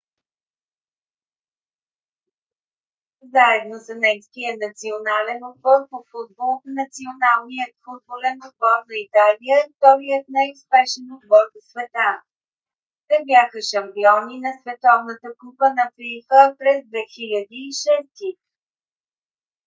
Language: Bulgarian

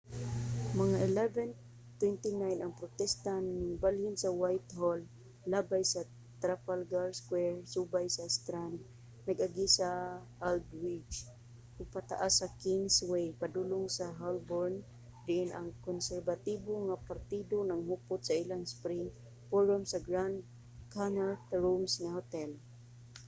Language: Cebuano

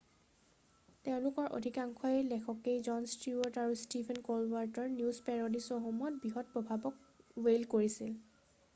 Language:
Assamese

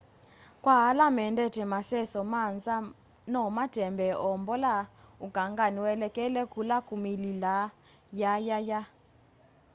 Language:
Kamba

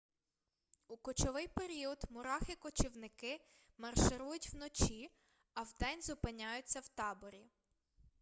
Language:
Ukrainian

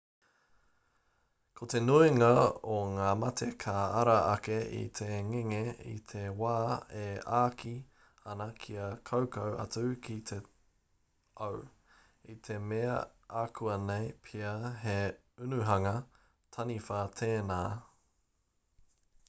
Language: Māori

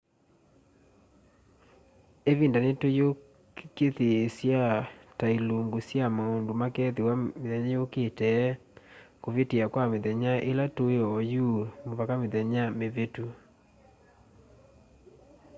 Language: Kamba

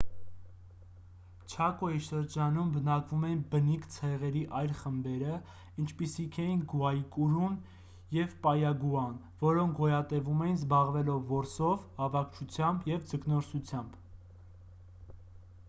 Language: Armenian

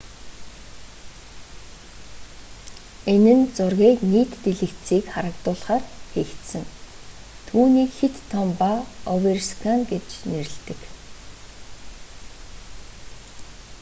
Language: Mongolian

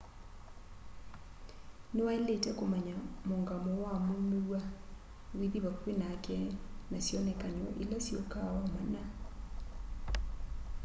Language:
Kamba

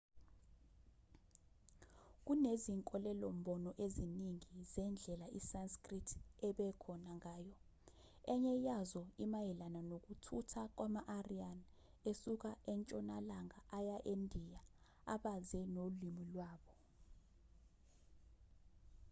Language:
Zulu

